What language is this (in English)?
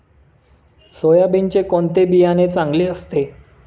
Marathi